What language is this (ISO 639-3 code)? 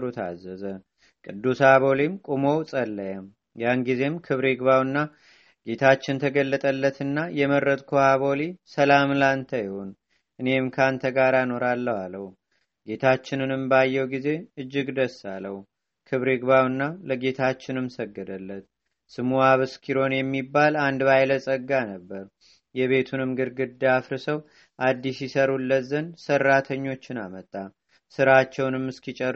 amh